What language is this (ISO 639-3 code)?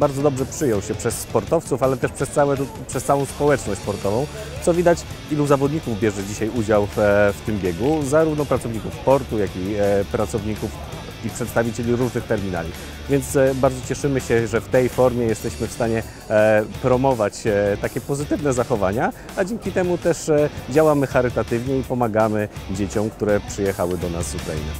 pol